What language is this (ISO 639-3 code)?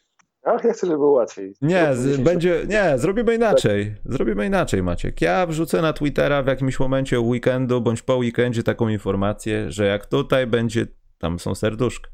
pol